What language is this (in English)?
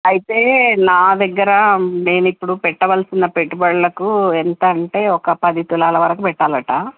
Telugu